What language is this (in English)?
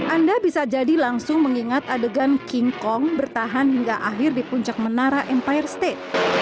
Indonesian